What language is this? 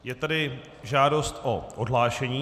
Czech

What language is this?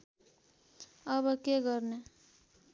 Nepali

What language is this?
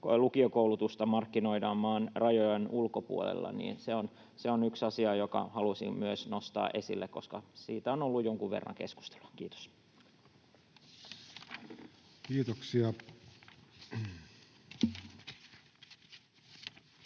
Finnish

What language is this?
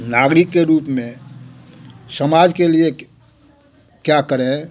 Hindi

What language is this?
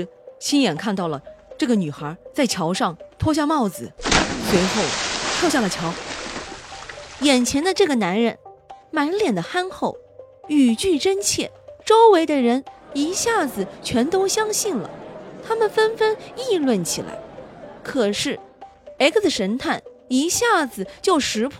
Chinese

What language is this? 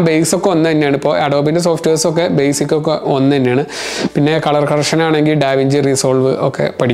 Arabic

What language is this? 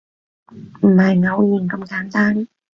Cantonese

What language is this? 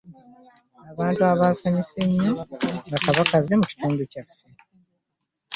Ganda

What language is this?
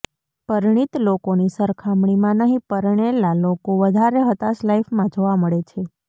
Gujarati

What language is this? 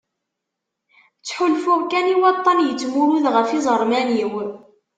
Kabyle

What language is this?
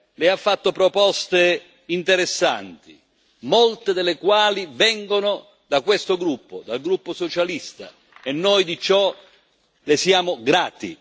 Italian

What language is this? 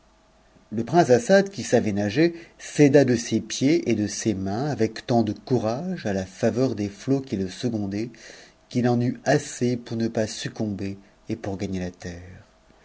French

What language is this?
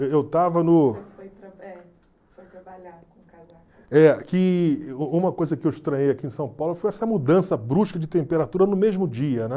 Portuguese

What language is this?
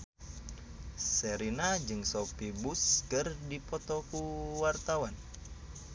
Sundanese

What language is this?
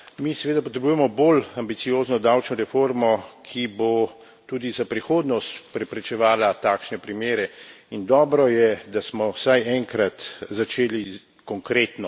Slovenian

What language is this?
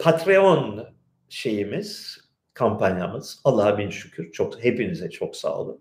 Turkish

